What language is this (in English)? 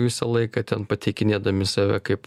Lithuanian